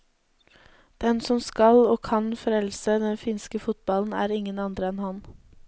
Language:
Norwegian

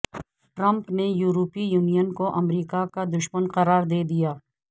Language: Urdu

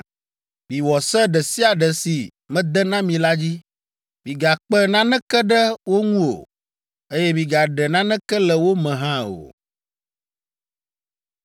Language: Ewe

